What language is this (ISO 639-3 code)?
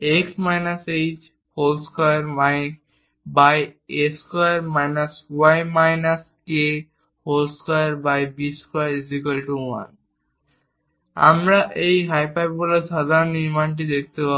ben